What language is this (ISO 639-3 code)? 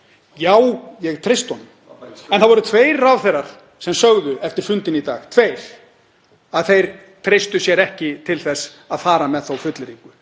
isl